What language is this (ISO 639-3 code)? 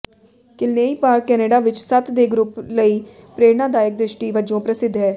pan